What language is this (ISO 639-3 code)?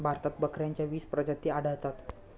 mar